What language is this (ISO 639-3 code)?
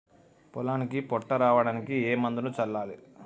tel